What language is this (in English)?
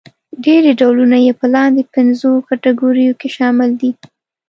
Pashto